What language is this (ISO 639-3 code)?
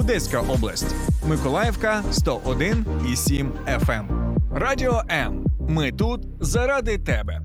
ukr